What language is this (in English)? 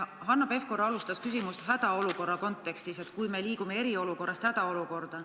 Estonian